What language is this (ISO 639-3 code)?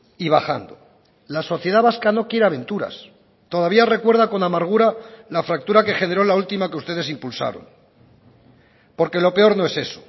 spa